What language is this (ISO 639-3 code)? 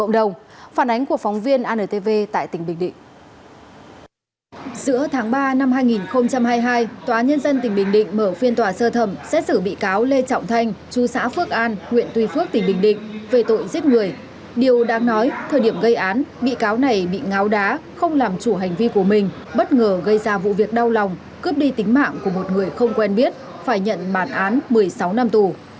vie